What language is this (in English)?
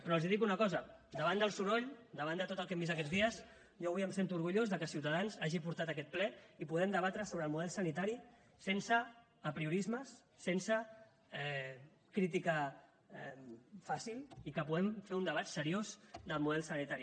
Catalan